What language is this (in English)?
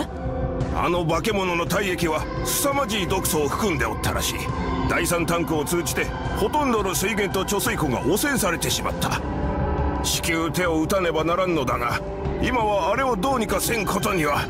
Japanese